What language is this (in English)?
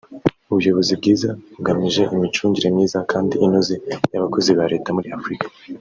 Kinyarwanda